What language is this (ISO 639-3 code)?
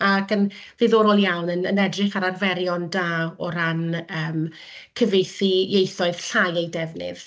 cym